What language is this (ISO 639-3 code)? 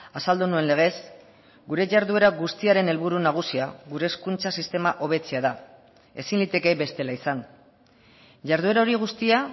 eus